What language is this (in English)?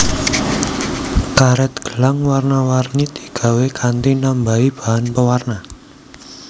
Javanese